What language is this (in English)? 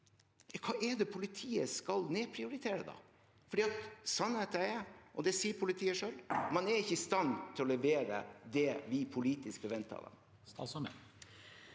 Norwegian